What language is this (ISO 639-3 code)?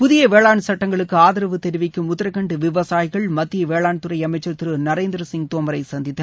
tam